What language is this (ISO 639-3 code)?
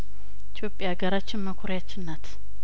amh